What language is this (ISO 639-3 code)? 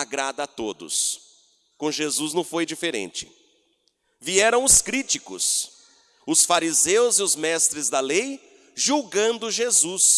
por